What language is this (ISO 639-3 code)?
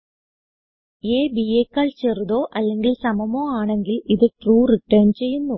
mal